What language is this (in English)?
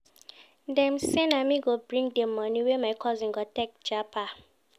Nigerian Pidgin